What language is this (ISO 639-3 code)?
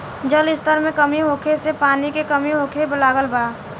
bho